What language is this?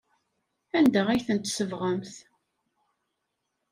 Kabyle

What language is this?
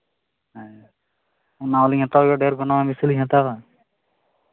Santali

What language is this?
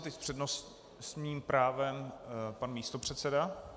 Czech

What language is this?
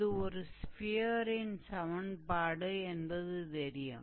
Tamil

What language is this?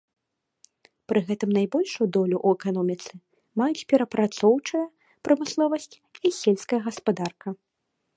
Belarusian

